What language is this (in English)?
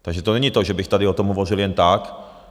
Czech